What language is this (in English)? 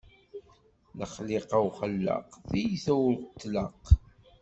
Kabyle